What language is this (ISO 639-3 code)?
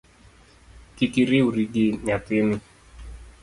luo